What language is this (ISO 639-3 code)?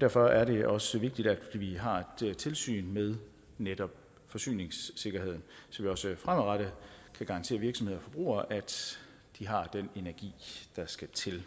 dan